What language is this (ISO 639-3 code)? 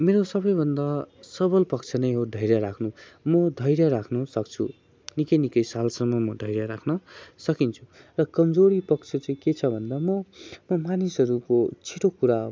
nep